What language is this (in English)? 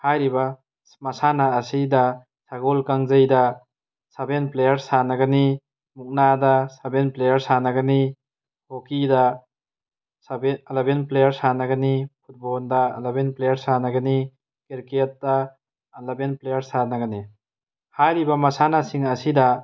Manipuri